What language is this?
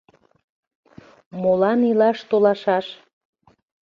Mari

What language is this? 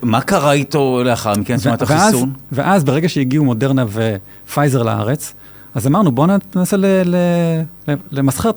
Hebrew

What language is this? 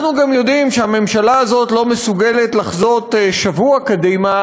Hebrew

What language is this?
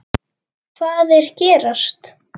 Icelandic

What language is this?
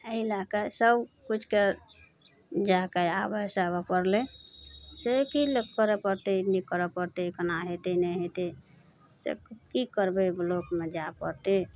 Maithili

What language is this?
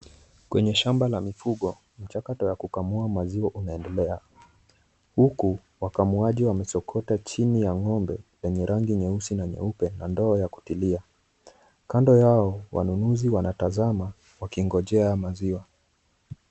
Swahili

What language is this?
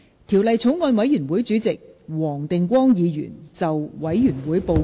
Cantonese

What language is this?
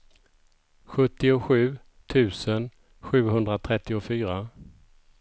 Swedish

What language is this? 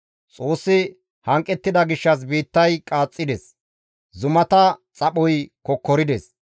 Gamo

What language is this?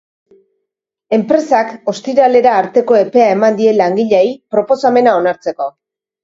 Basque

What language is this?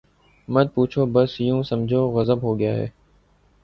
Urdu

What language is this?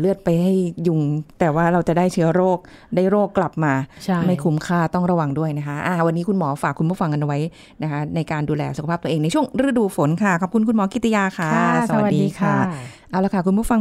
Thai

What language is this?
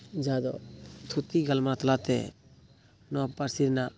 Santali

